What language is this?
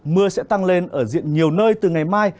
Vietnamese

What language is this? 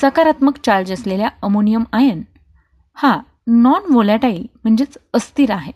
Marathi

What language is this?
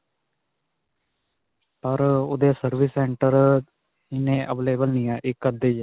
Punjabi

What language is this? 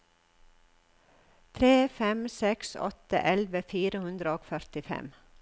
Norwegian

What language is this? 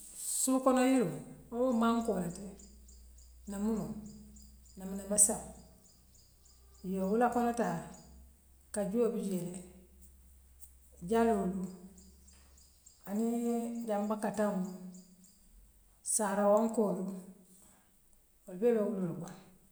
Western Maninkakan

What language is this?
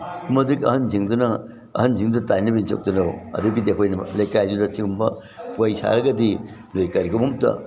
Manipuri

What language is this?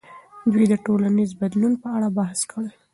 Pashto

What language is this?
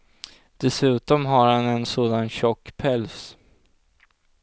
Swedish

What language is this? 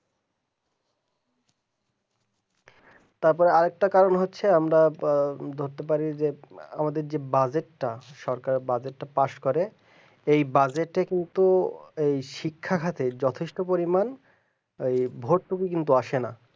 Bangla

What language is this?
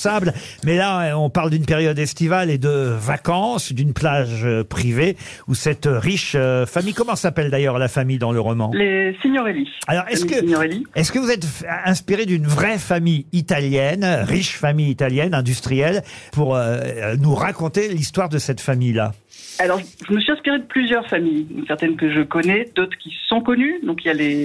French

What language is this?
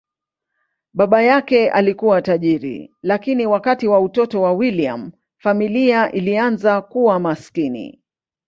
Swahili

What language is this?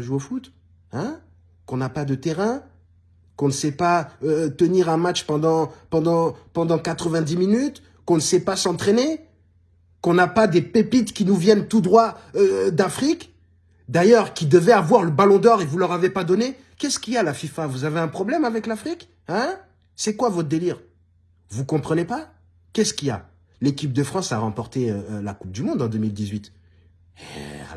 French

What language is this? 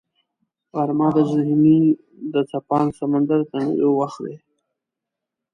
Pashto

